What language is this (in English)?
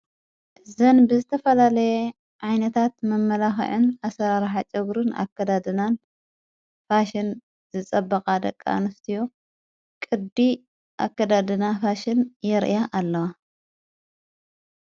Tigrinya